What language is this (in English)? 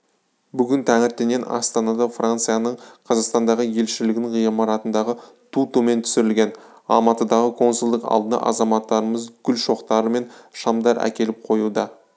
Kazakh